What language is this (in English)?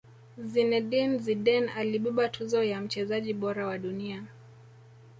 Swahili